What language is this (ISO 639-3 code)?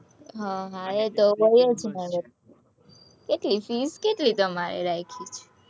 guj